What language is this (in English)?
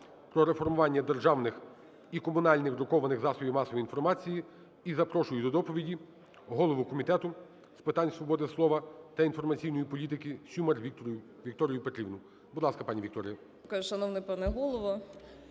Ukrainian